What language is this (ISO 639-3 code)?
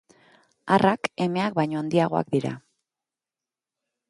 eus